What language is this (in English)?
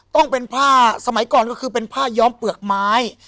Thai